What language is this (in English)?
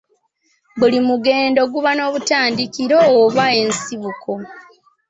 Ganda